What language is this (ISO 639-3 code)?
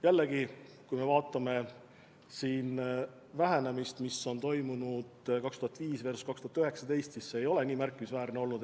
est